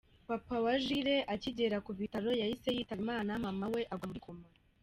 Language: Kinyarwanda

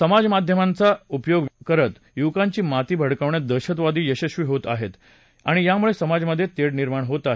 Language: Marathi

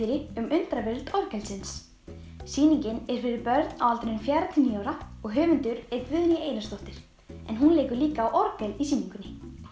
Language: Icelandic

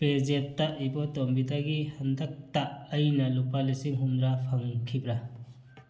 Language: Manipuri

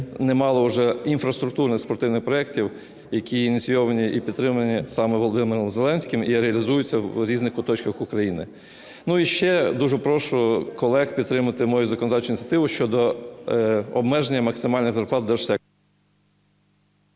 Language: Ukrainian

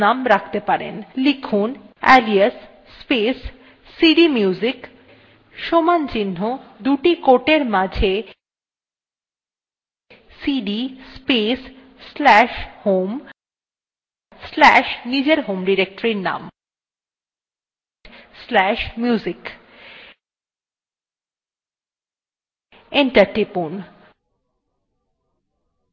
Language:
Bangla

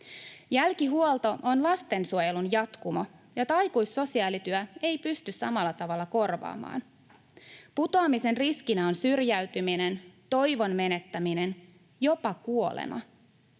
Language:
Finnish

